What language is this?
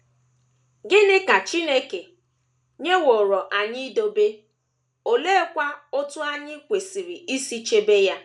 Igbo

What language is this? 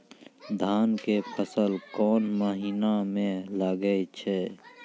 Maithili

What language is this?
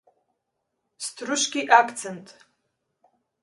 Macedonian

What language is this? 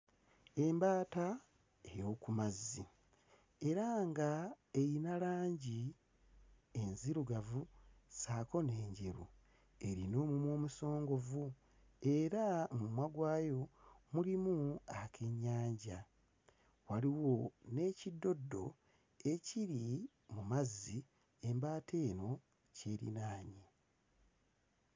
Ganda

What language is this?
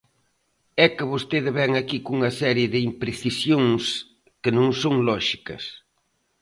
Galician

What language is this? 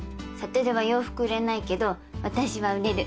Japanese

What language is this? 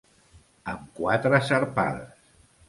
Catalan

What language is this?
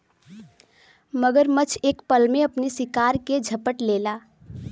Bhojpuri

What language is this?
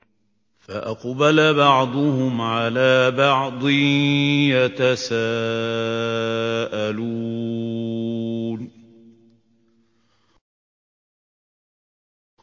Arabic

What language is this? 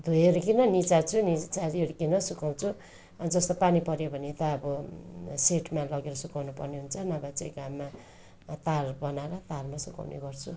Nepali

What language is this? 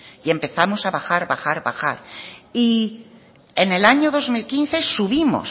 Spanish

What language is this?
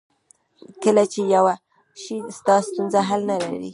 Pashto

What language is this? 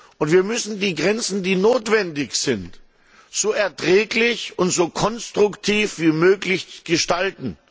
German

